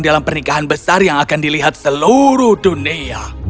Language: Indonesian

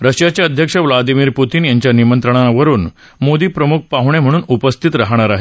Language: Marathi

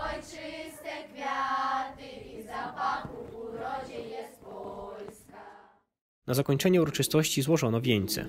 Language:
Polish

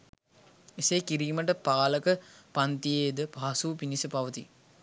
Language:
Sinhala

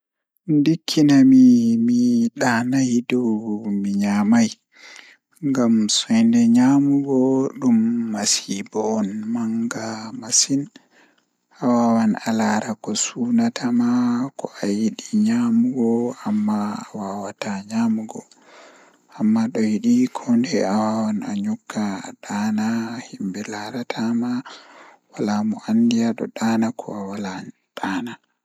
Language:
Fula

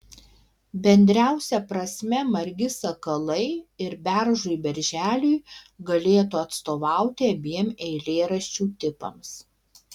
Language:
Lithuanian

